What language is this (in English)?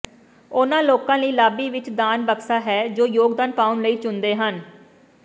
Punjabi